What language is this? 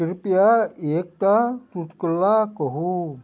Maithili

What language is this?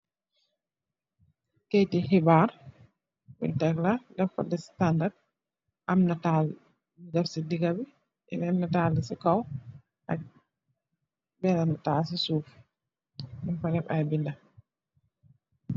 Wolof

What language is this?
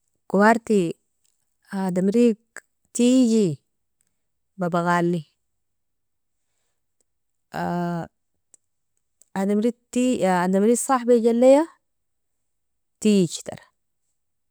Nobiin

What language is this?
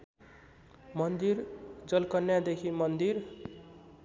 Nepali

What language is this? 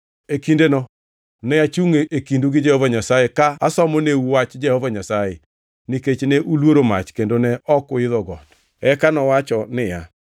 Luo (Kenya and Tanzania)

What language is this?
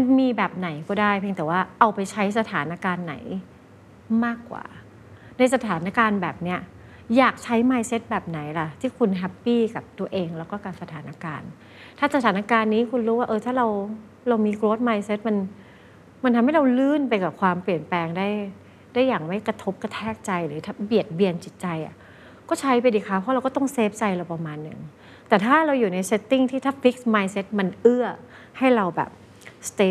Thai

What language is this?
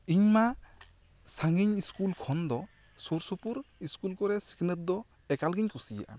Santali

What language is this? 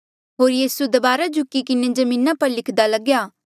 Mandeali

